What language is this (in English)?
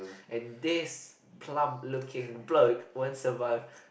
English